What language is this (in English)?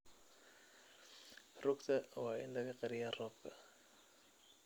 Somali